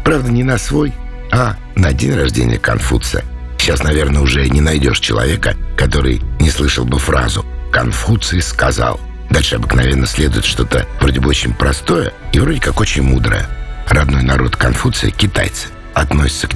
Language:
Russian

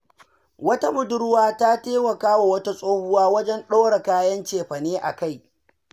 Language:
Hausa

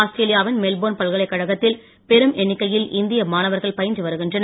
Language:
Tamil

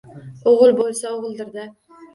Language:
Uzbek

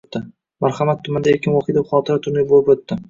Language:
Uzbek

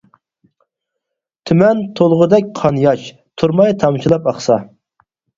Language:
Uyghur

